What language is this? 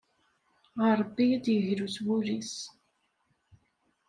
Kabyle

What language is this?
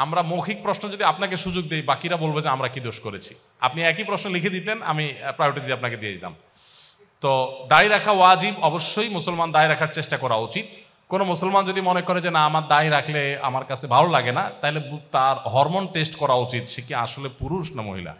Turkish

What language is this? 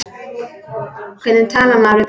Icelandic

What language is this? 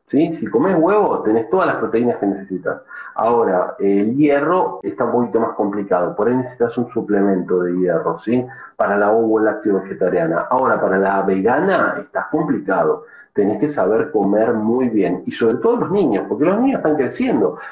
Spanish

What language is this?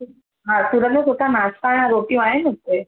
Sindhi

